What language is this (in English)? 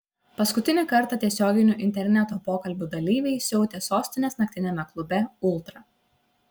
Lithuanian